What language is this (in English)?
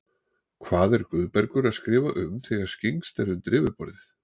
Icelandic